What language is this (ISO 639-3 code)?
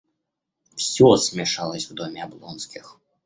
rus